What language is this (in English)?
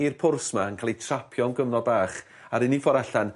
Welsh